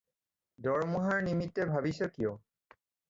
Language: Assamese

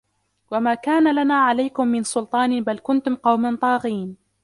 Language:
Arabic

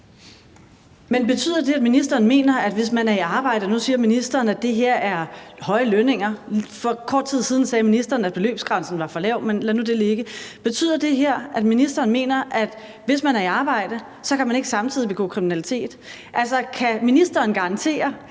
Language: Danish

